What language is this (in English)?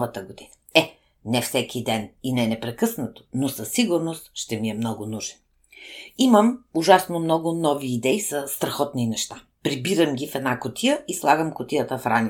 Bulgarian